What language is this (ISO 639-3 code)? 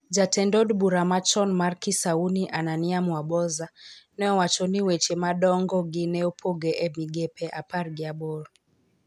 luo